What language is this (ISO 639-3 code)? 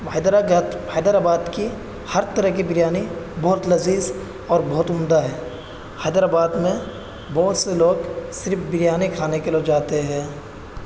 urd